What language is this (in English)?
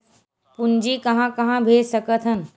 Chhattisgarhi